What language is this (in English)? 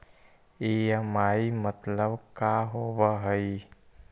Magahi